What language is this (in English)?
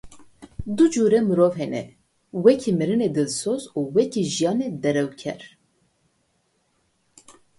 Kurdish